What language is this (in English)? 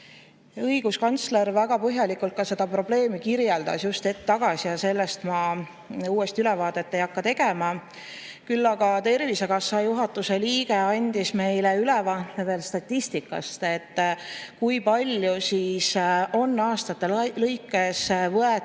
Estonian